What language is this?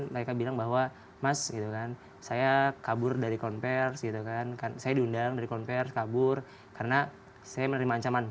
Indonesian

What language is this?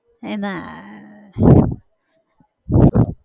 Gujarati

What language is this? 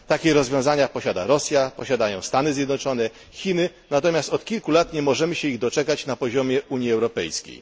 Polish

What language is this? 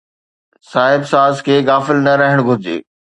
Sindhi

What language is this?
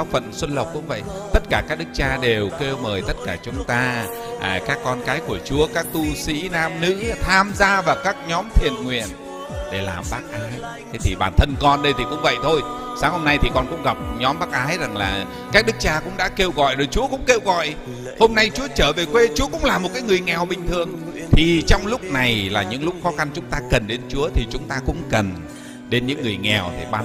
Vietnamese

